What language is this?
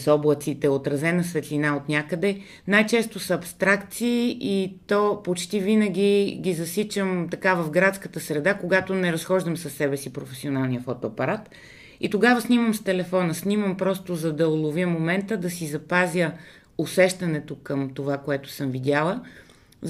Bulgarian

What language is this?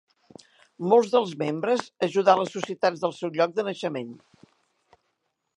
Catalan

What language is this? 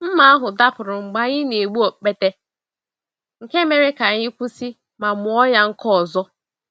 Igbo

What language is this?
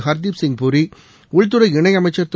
Tamil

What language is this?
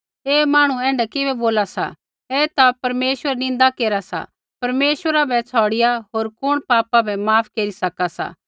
Kullu Pahari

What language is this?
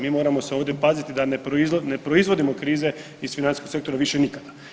Croatian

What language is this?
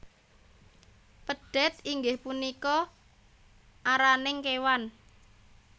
Javanese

